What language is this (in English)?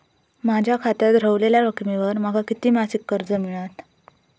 Marathi